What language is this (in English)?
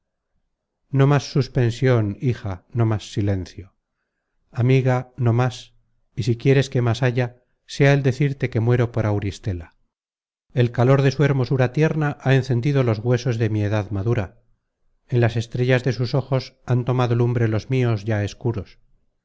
Spanish